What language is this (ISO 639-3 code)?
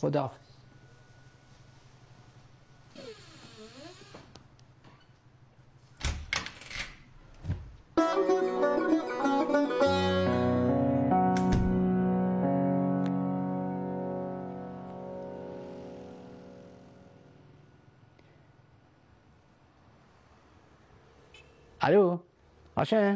fas